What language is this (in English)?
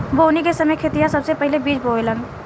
Bhojpuri